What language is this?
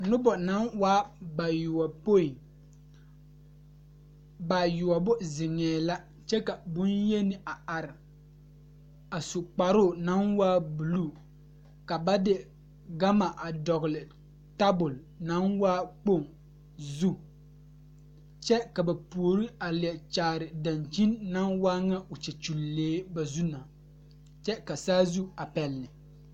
Southern Dagaare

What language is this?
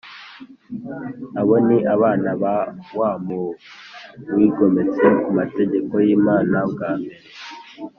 Kinyarwanda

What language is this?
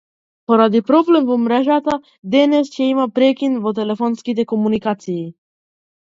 Macedonian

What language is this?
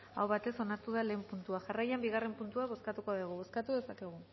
Basque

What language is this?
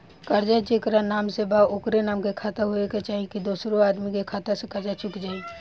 Bhojpuri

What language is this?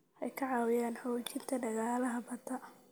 Somali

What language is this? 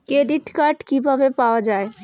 Bangla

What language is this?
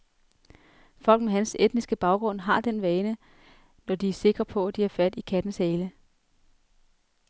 Danish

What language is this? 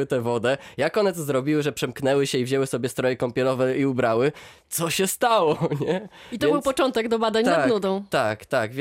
Polish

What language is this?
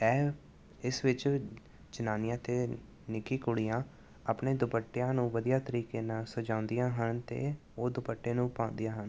Punjabi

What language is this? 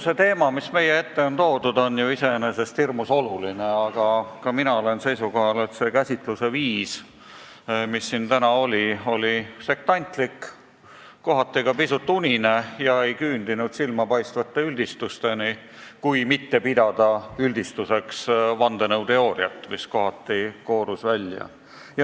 Estonian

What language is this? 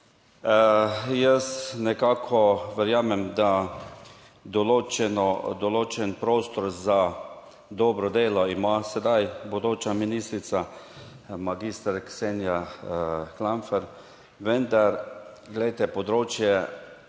Slovenian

